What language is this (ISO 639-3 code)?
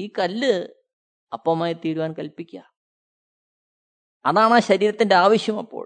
mal